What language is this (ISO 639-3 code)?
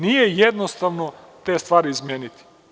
srp